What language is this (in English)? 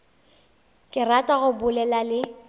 Northern Sotho